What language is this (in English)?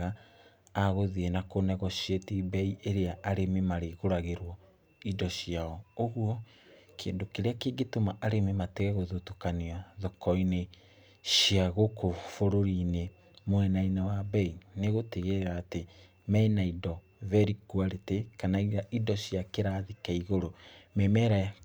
Kikuyu